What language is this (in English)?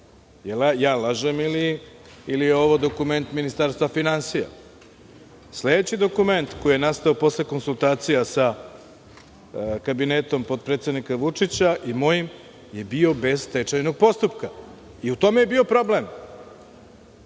Serbian